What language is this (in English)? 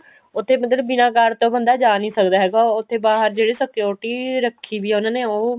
Punjabi